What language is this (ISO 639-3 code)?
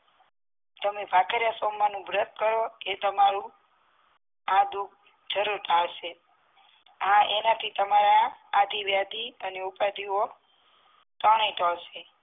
guj